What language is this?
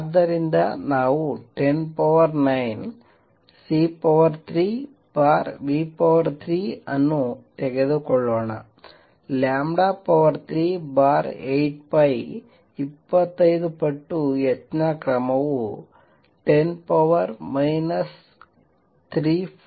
Kannada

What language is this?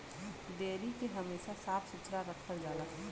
Bhojpuri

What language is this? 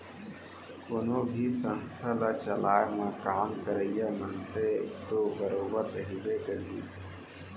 Chhattisgarhi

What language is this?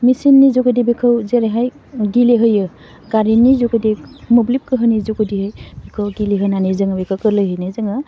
Bodo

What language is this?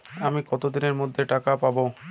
Bangla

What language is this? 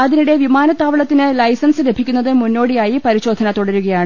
Malayalam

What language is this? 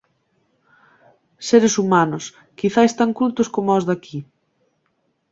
Galician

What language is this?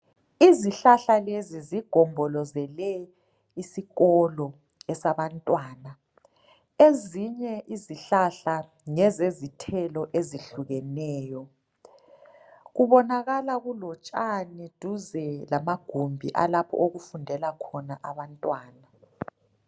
North Ndebele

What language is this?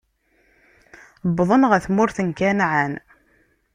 Kabyle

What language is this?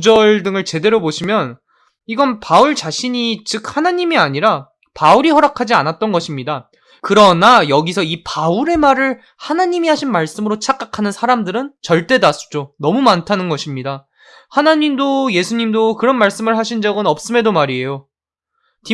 Korean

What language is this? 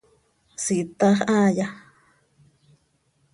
Seri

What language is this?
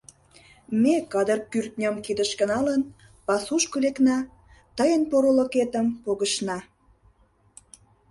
Mari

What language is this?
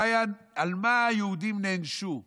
Hebrew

